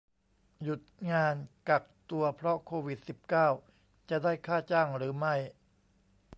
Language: Thai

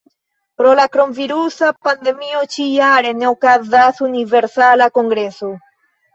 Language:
Esperanto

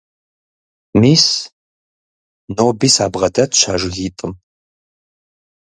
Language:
Kabardian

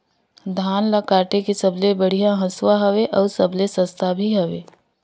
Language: Chhattisgarhi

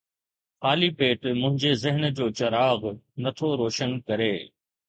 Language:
Sindhi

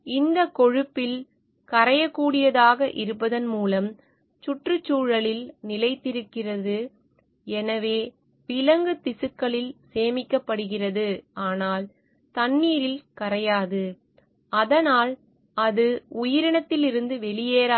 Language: Tamil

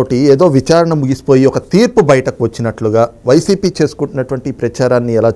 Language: Telugu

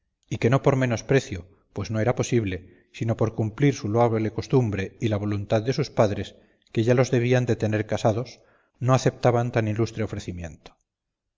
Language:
Spanish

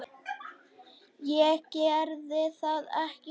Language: Icelandic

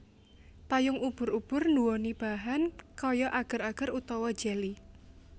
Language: Javanese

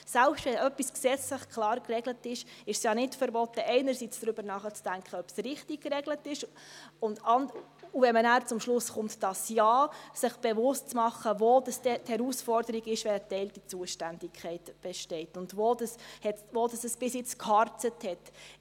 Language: Swiss German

